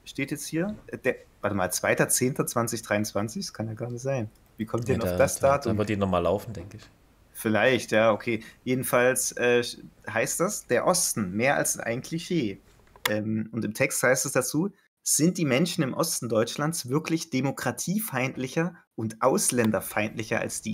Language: German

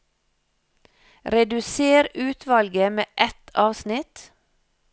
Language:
Norwegian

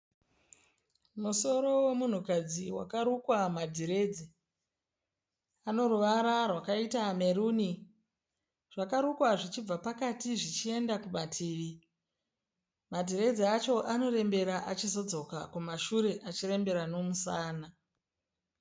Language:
Shona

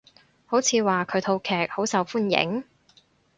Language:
Cantonese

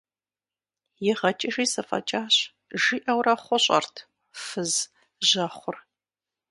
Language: Kabardian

